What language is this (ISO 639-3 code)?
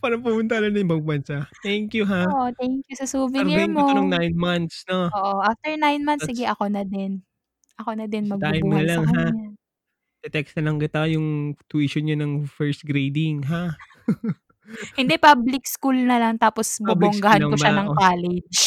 fil